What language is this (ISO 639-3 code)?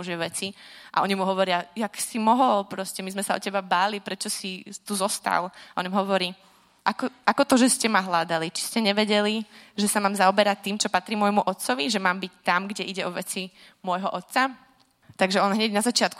ces